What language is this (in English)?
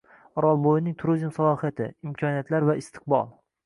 Uzbek